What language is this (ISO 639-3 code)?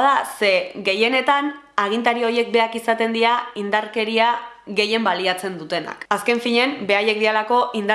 eus